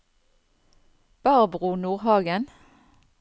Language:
Norwegian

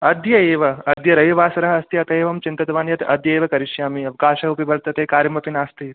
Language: Sanskrit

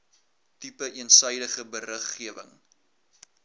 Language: Afrikaans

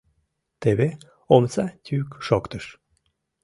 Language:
Mari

